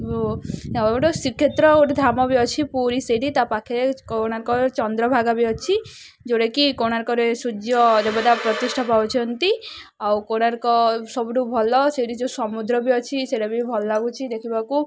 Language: Odia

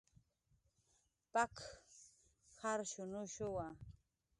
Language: Jaqaru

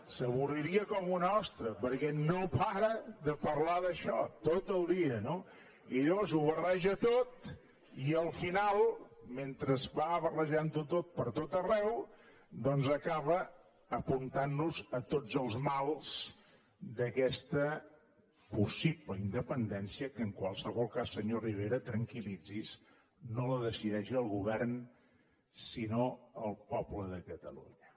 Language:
Catalan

